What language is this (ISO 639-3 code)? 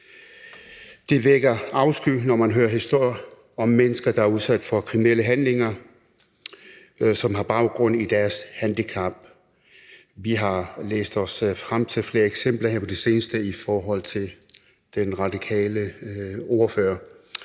dan